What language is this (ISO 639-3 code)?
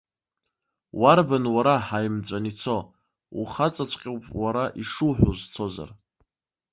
abk